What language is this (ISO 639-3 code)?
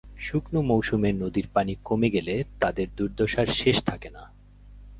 ben